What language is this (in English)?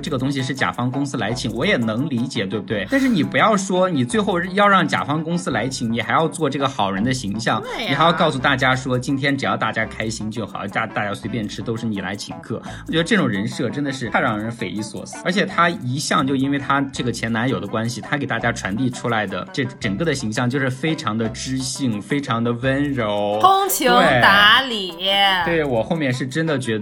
Chinese